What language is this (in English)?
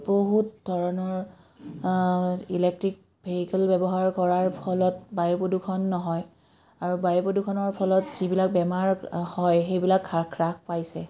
Assamese